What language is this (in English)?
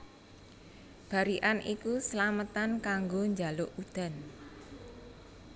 Javanese